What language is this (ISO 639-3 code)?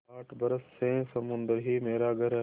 hin